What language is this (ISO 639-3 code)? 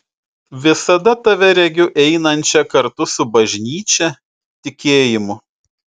lit